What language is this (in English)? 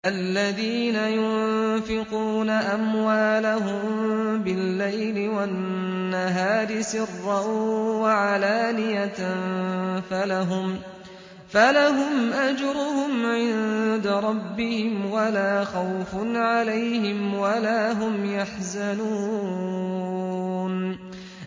Arabic